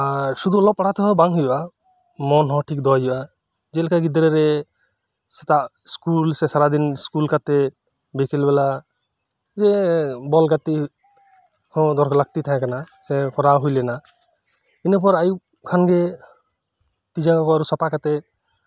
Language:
Santali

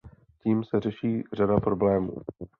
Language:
Czech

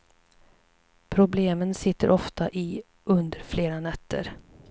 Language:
Swedish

